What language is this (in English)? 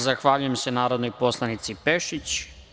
Serbian